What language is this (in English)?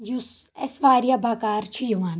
Kashmiri